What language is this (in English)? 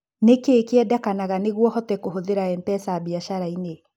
Kikuyu